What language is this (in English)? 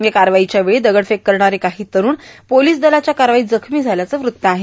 Marathi